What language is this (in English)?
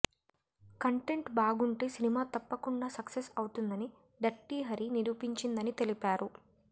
Telugu